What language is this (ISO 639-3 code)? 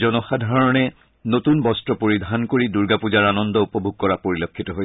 asm